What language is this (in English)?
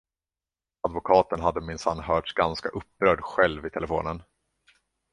Swedish